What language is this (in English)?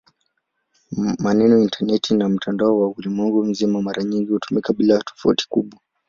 Swahili